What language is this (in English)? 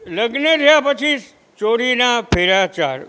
Gujarati